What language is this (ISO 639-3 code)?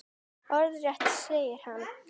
isl